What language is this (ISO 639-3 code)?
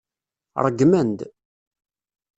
kab